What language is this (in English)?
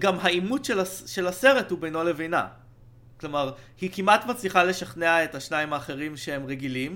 Hebrew